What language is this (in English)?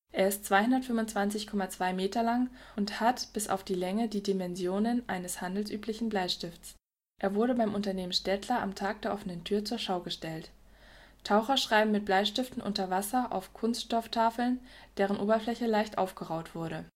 German